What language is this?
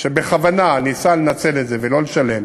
Hebrew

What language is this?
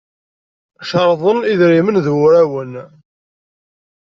Kabyle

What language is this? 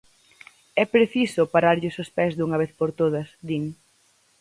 Galician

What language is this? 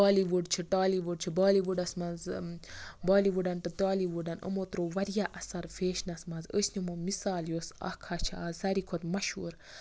Kashmiri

